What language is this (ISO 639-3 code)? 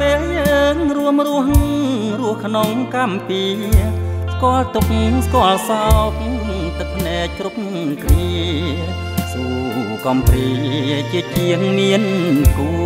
tha